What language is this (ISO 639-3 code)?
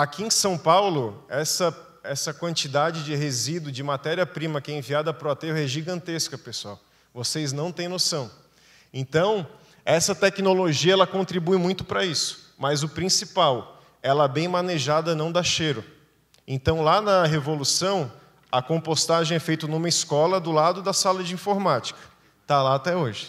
por